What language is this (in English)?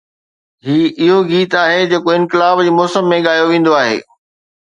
Sindhi